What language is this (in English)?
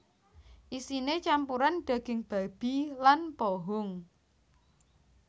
Javanese